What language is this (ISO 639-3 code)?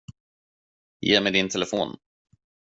swe